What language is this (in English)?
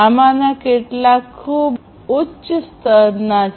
Gujarati